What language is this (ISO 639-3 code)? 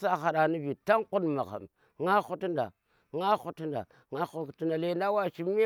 ttr